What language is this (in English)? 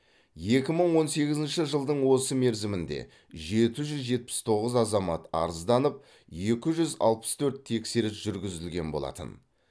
Kazakh